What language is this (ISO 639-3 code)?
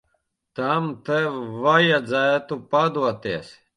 lav